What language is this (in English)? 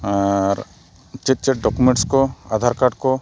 Santali